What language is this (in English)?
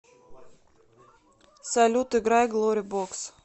Russian